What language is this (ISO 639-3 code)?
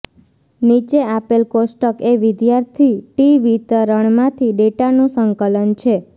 guj